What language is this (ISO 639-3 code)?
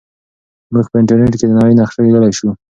pus